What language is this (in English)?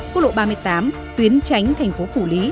Vietnamese